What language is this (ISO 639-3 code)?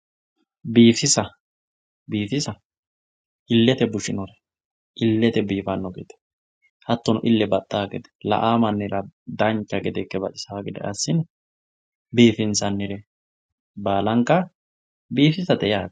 sid